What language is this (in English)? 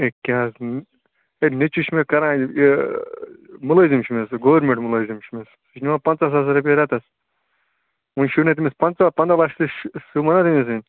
Kashmiri